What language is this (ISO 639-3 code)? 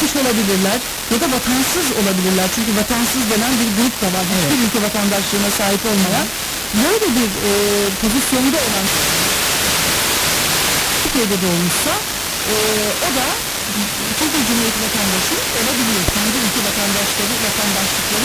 tur